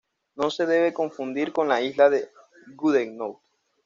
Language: Spanish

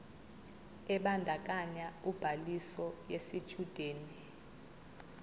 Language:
Zulu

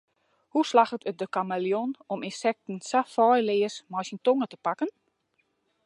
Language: Western Frisian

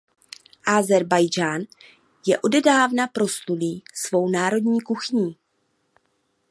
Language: Czech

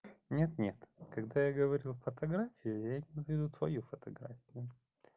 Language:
Russian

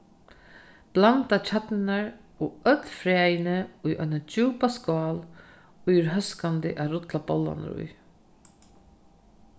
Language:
Faroese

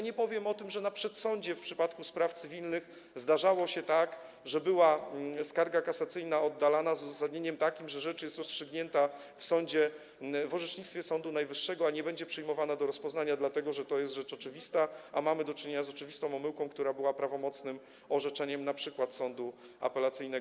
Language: Polish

